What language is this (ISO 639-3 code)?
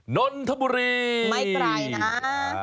tha